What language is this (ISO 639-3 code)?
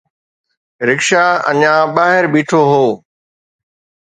snd